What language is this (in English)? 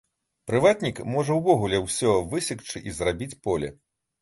Belarusian